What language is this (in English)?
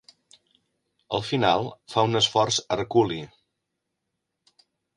Catalan